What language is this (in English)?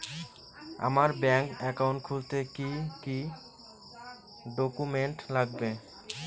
Bangla